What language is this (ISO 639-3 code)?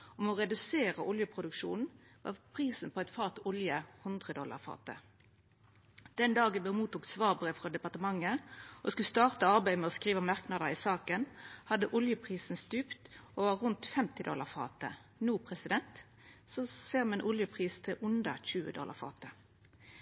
nno